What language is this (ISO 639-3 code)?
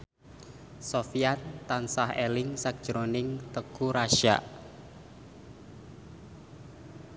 jav